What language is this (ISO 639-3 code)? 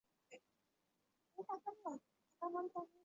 zho